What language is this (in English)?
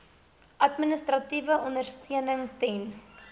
Afrikaans